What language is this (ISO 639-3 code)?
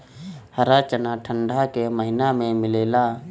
bho